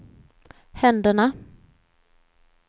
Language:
Swedish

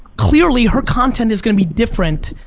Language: English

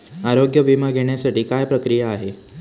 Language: Marathi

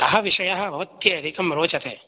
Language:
Sanskrit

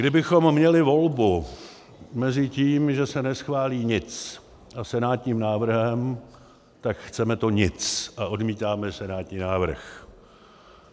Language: Czech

